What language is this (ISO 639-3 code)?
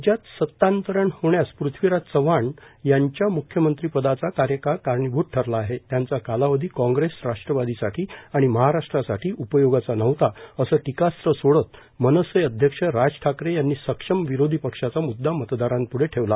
mar